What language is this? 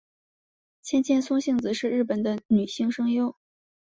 Chinese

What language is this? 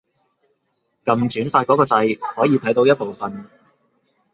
Cantonese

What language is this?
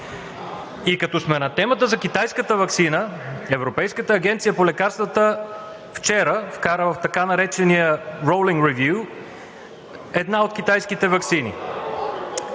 Bulgarian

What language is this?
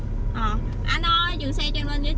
Vietnamese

